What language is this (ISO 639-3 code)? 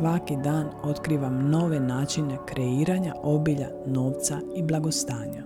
hrv